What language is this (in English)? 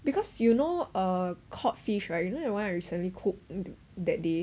English